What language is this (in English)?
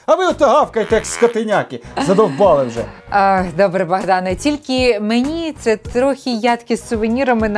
Ukrainian